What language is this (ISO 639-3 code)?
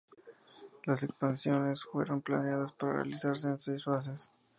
spa